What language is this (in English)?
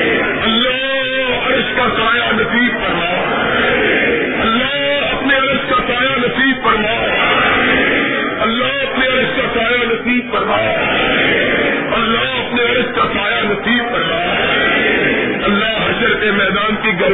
Urdu